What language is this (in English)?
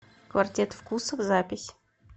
Russian